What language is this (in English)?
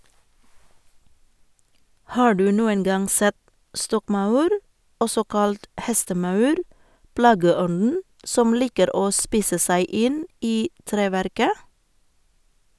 Norwegian